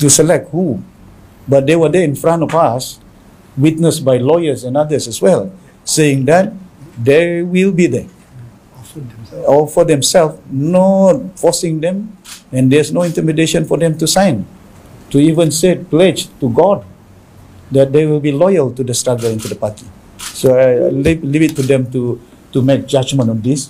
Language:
Malay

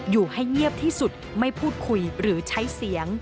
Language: Thai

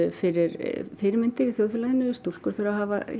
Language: Icelandic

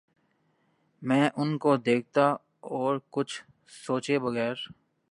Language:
Urdu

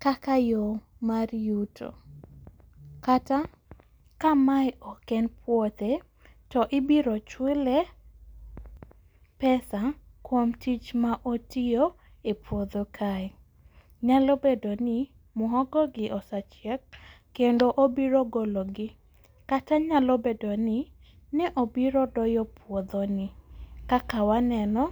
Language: Luo (Kenya and Tanzania)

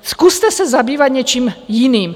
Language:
Czech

